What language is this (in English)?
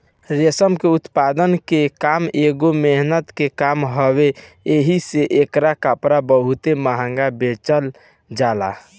Bhojpuri